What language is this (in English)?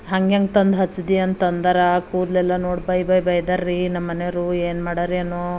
Kannada